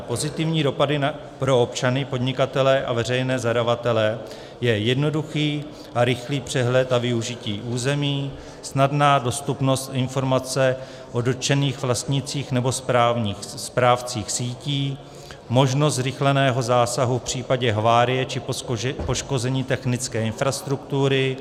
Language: Czech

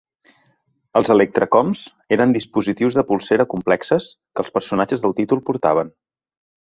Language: Catalan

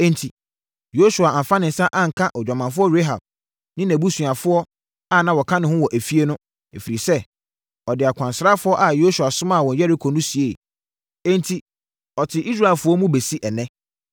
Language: Akan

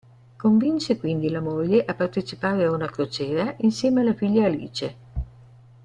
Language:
Italian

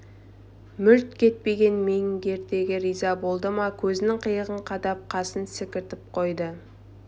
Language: Kazakh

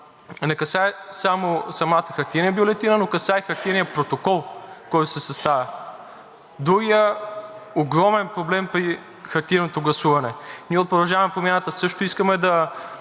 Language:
Bulgarian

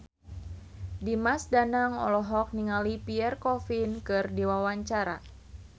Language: Sundanese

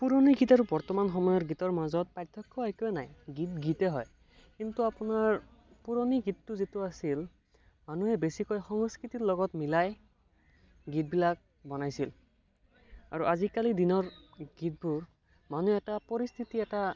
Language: Assamese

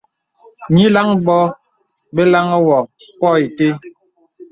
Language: Bebele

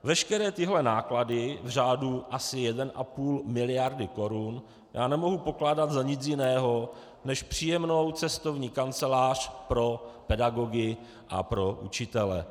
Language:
Czech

